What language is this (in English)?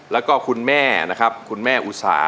Thai